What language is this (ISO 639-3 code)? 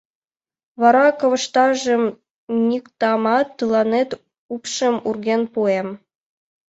chm